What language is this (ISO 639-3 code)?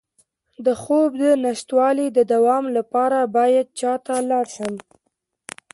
pus